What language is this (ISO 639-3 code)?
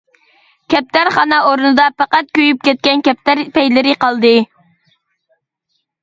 uig